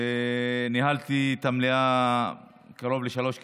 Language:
Hebrew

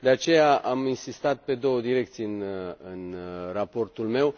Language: Romanian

